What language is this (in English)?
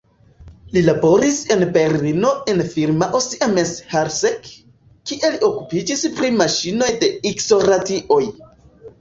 Esperanto